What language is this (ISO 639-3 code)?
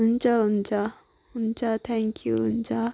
nep